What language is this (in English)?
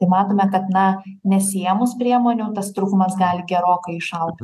Lithuanian